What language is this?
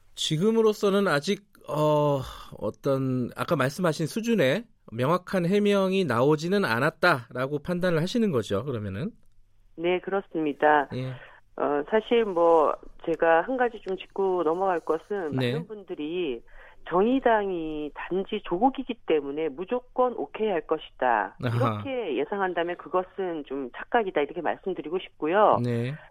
Korean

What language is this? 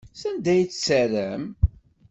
Kabyle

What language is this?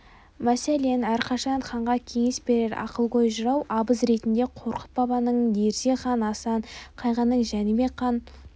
Kazakh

